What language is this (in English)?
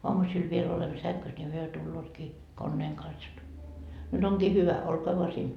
Finnish